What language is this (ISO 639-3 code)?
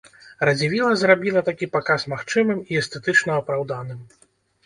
bel